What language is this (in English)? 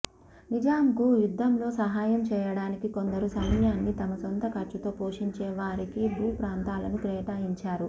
Telugu